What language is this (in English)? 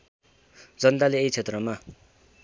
Nepali